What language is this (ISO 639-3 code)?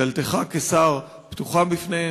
heb